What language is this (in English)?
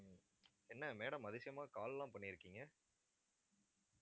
Tamil